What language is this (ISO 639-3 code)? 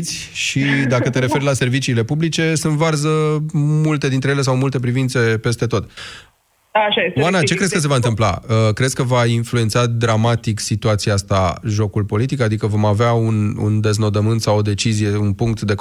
ron